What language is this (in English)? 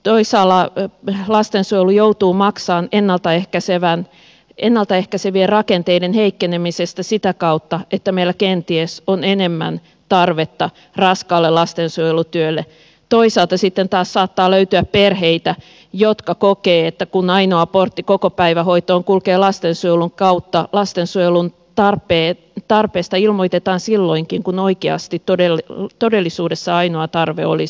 Finnish